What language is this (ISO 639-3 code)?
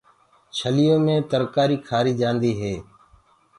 ggg